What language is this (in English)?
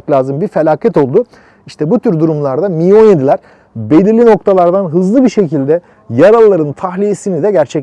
Turkish